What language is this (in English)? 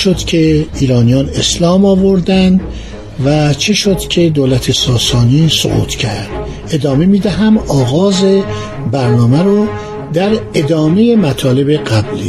Persian